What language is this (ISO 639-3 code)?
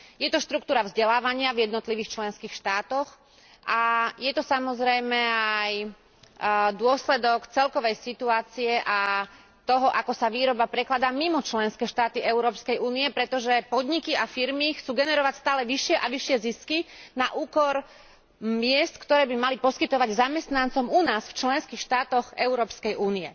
slk